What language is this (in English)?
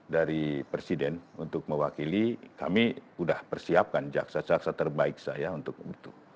Indonesian